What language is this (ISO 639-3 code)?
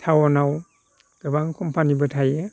brx